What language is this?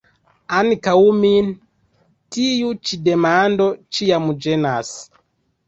Esperanto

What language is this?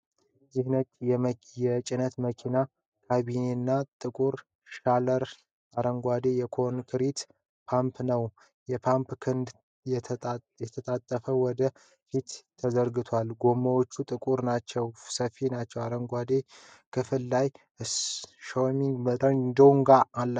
Amharic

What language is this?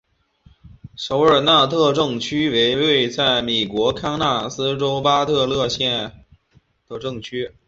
Chinese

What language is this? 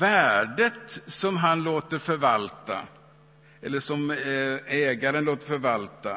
Swedish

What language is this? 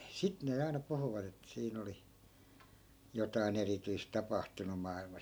Finnish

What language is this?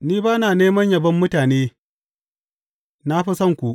Hausa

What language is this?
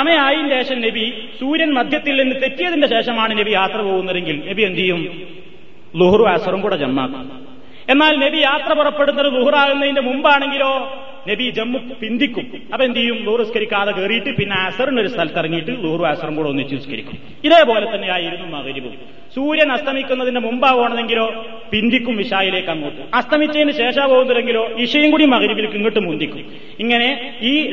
Malayalam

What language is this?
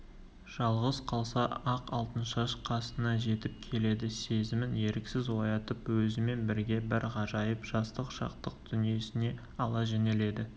Kazakh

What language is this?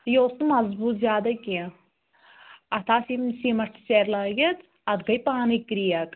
Kashmiri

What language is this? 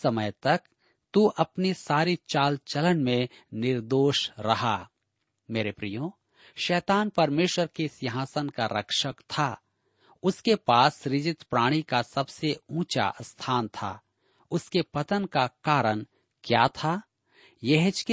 Hindi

